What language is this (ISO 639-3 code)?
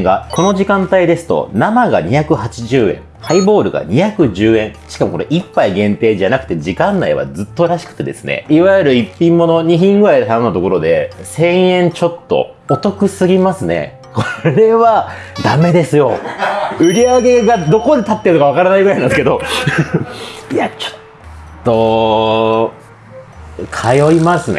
jpn